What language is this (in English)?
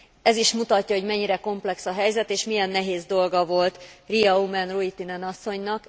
Hungarian